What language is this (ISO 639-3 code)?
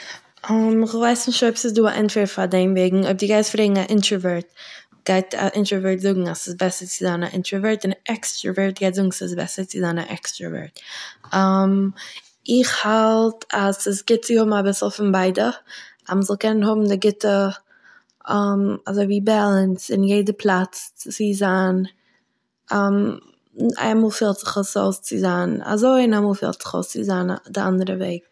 yid